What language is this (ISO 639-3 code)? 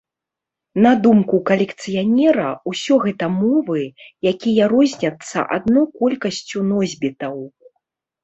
bel